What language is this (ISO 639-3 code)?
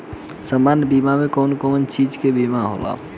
bho